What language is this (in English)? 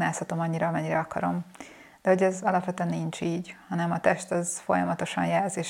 Hungarian